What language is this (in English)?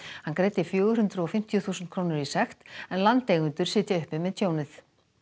Icelandic